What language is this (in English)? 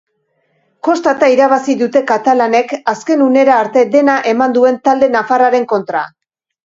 Basque